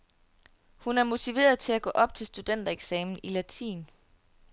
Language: Danish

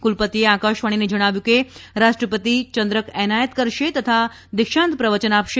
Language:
Gujarati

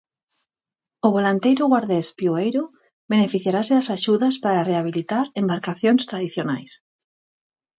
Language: Galician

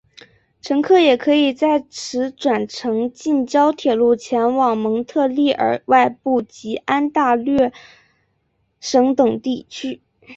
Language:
Chinese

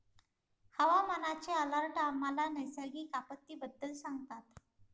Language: Marathi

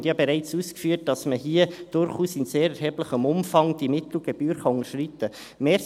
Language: Swiss German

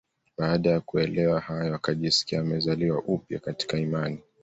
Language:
Swahili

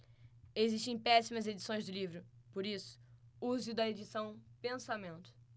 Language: Portuguese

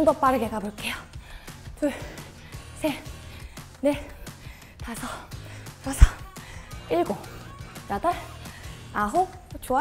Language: Korean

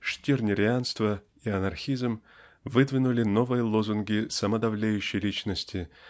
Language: Russian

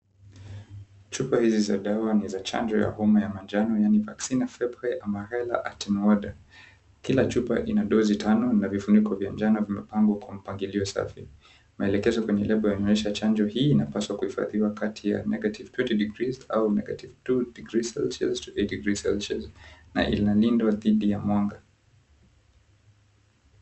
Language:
Swahili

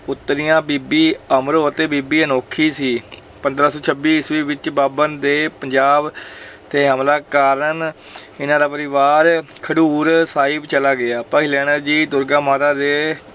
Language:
Punjabi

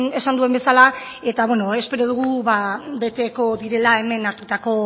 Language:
Basque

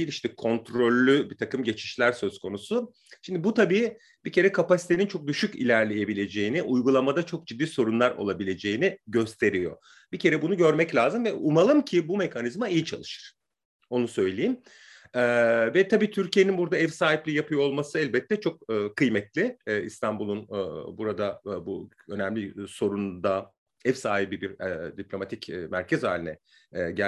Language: Turkish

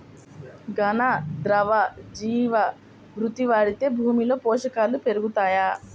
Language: Telugu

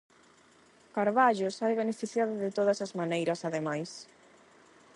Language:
Galician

